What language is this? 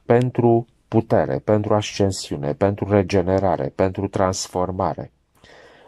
Romanian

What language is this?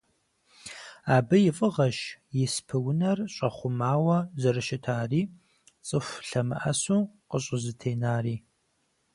Kabardian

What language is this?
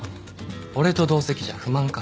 Japanese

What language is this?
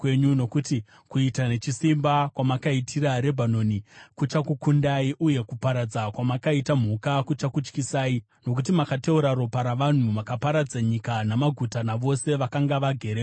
Shona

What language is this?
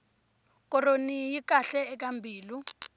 Tsonga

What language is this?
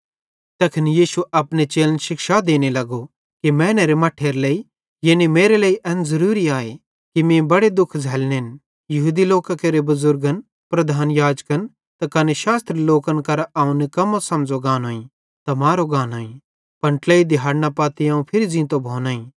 Bhadrawahi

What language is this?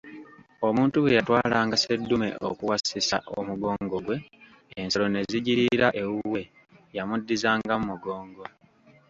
Ganda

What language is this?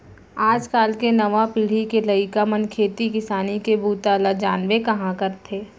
Chhattisgarhi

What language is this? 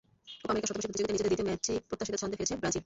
Bangla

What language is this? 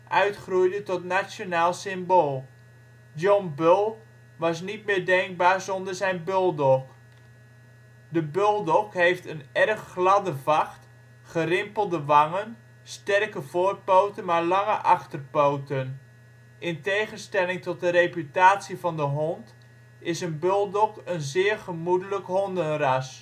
Dutch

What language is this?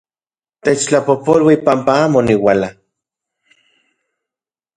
Central Puebla Nahuatl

